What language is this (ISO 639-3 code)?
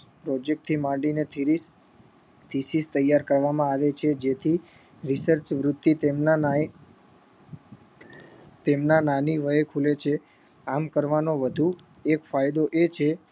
guj